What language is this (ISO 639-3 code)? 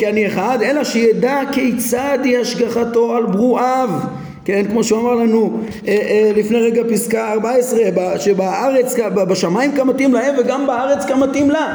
heb